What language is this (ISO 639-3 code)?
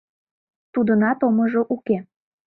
chm